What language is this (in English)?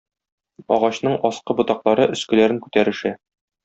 Tatar